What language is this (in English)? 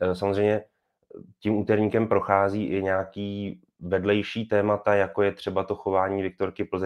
Czech